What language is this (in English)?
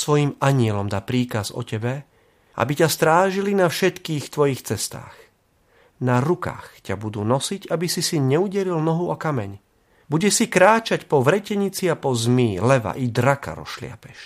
Slovak